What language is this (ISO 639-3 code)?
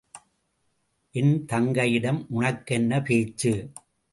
tam